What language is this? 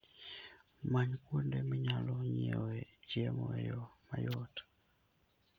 Luo (Kenya and Tanzania)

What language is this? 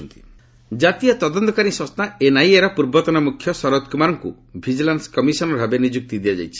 Odia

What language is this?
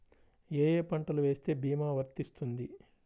Telugu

